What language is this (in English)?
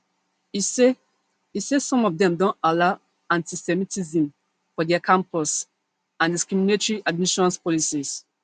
Nigerian Pidgin